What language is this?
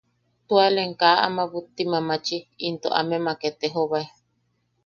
Yaqui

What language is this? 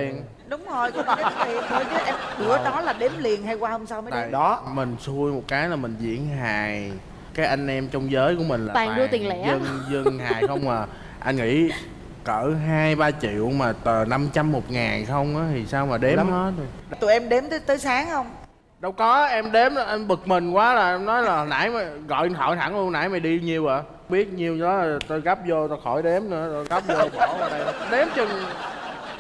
Vietnamese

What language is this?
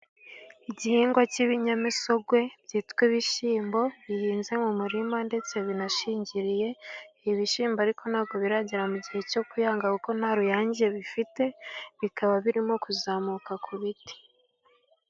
Kinyarwanda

